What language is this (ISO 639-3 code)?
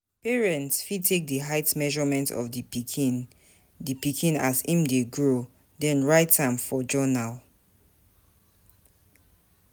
pcm